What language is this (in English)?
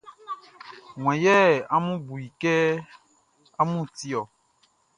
Baoulé